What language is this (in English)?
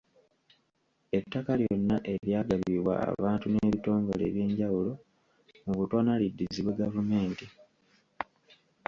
Ganda